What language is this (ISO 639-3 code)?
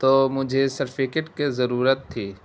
urd